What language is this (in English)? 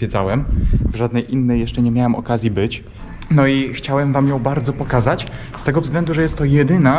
Polish